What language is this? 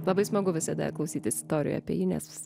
Lithuanian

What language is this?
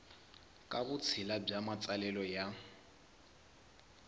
Tsonga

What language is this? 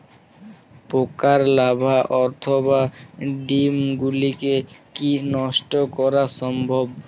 Bangla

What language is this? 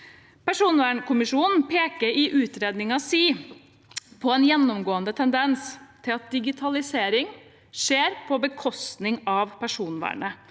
Norwegian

